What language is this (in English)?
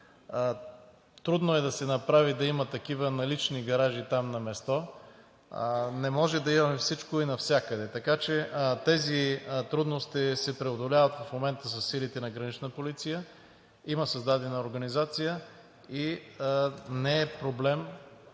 Bulgarian